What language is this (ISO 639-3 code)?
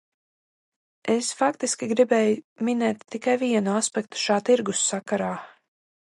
lav